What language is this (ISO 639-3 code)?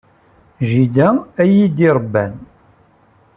kab